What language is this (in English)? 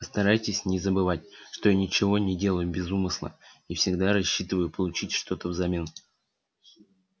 Russian